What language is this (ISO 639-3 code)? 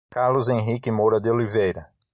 por